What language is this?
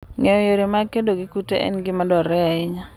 Luo (Kenya and Tanzania)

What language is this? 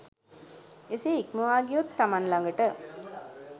Sinhala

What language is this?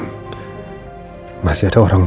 Indonesian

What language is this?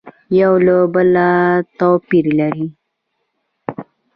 Pashto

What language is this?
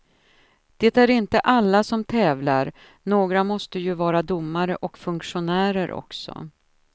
Swedish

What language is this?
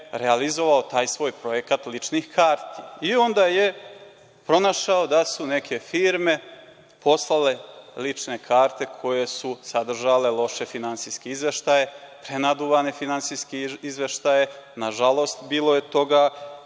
Serbian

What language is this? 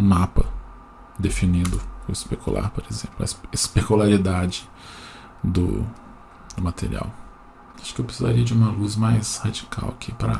Portuguese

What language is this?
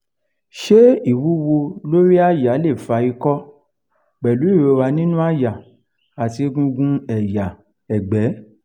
Yoruba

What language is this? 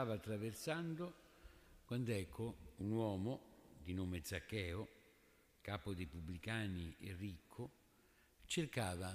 Italian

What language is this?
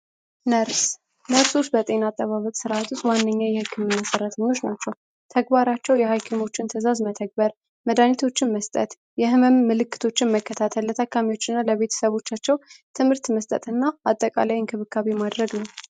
Amharic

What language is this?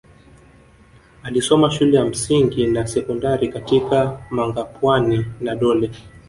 Swahili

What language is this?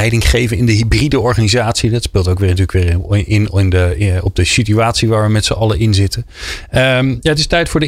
Dutch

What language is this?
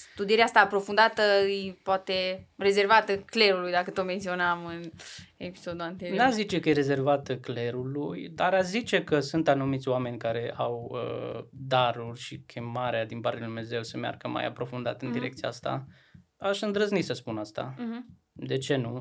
Romanian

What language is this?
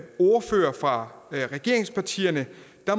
Danish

